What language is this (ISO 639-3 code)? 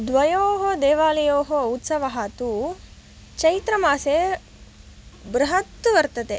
san